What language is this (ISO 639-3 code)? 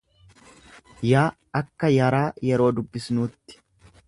orm